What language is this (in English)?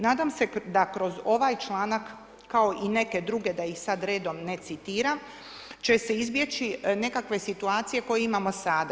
Croatian